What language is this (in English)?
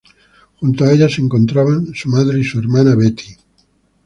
Spanish